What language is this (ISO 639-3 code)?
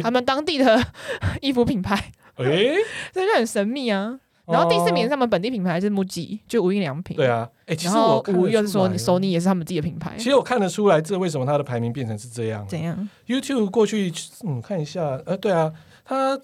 zho